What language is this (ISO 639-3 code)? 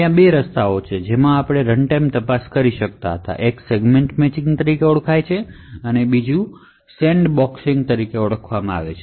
guj